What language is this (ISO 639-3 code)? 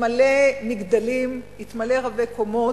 heb